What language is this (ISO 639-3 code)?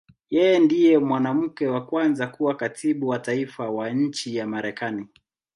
swa